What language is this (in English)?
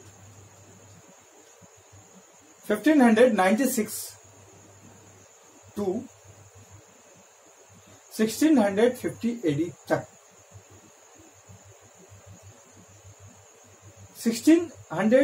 Hindi